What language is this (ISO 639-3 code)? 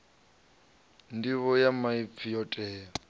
ven